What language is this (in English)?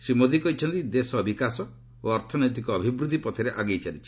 Odia